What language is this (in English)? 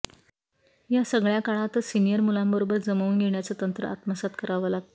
Marathi